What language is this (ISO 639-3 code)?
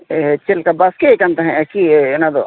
sat